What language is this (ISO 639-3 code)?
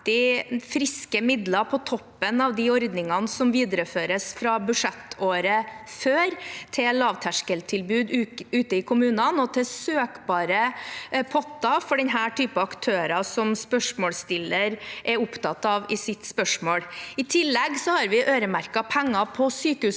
nor